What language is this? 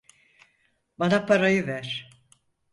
Turkish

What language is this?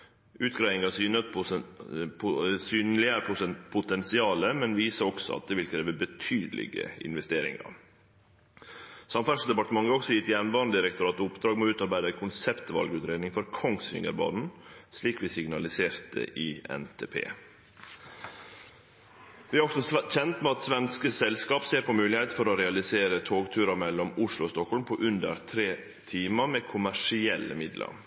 Norwegian Nynorsk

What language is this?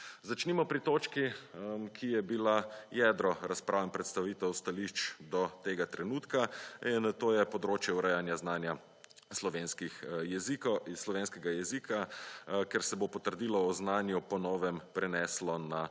Slovenian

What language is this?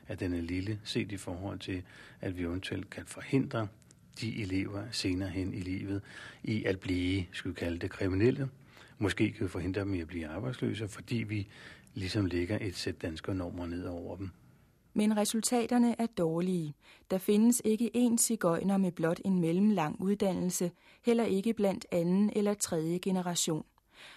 Danish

